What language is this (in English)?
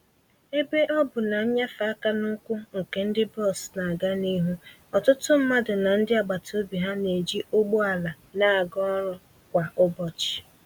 Igbo